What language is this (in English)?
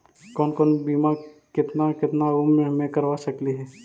Magahi